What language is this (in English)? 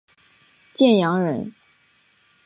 Chinese